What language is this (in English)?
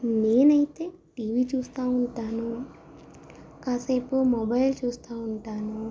Telugu